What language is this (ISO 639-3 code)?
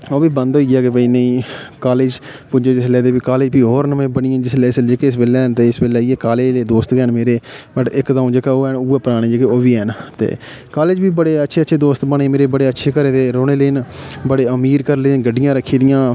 doi